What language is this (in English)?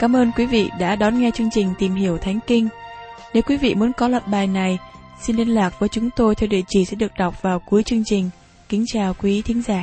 Vietnamese